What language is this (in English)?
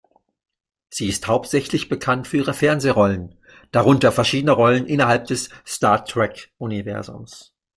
German